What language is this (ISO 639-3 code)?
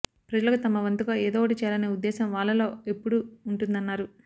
tel